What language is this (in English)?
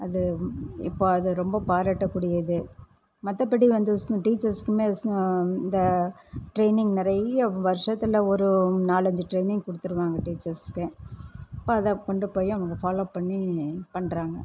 Tamil